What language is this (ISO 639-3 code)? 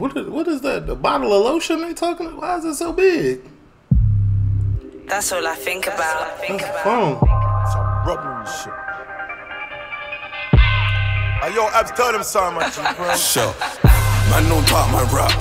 eng